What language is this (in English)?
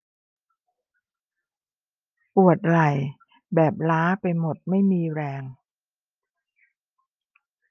Thai